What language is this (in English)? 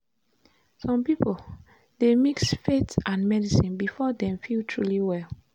Nigerian Pidgin